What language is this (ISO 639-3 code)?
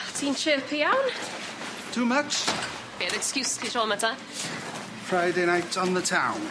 cym